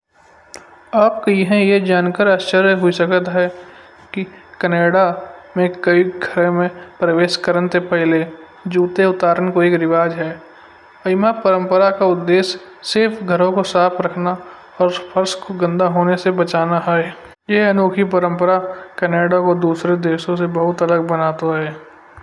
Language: Kanauji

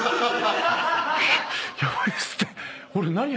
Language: Japanese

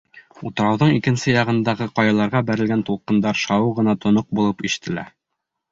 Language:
Bashkir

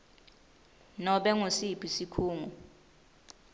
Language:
Swati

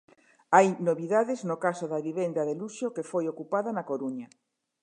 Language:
Galician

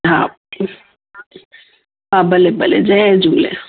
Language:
Sindhi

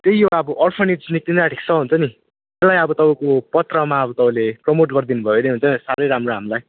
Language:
Nepali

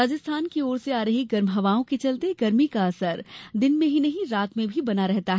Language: Hindi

